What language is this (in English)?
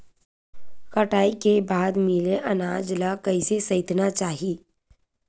Chhattisgarhi